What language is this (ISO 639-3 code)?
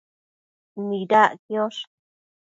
mcf